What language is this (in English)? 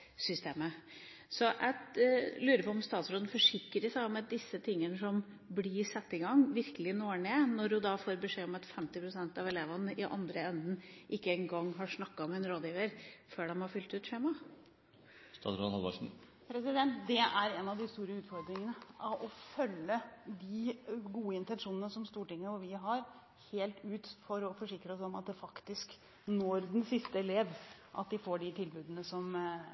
Norwegian Bokmål